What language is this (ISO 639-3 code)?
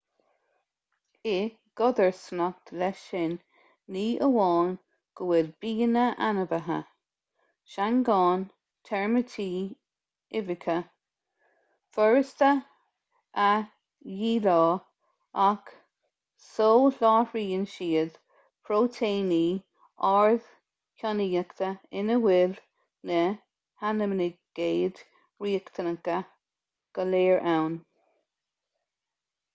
gle